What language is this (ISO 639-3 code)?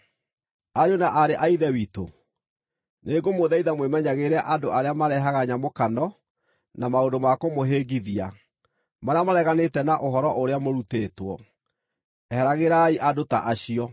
kik